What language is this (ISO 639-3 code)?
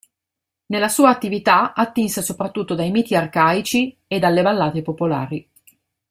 ita